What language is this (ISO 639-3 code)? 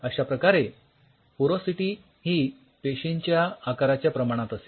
mar